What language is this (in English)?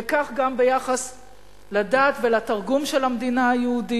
Hebrew